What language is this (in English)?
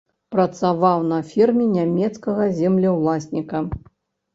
Belarusian